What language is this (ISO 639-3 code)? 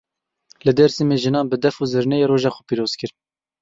kur